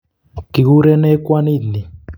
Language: Kalenjin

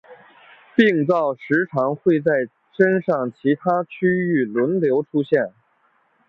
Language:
Chinese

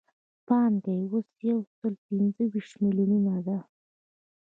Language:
Pashto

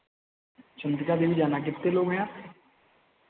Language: Hindi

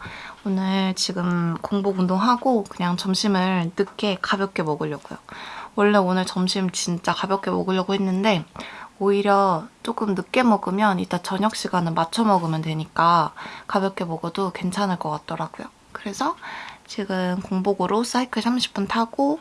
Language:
Korean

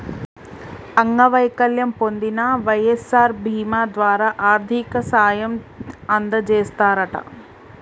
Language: Telugu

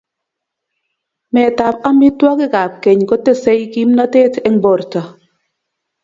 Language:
Kalenjin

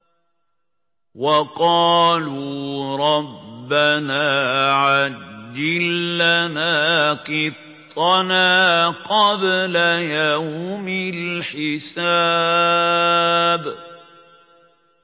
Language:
Arabic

